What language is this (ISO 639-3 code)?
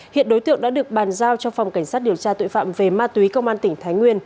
vie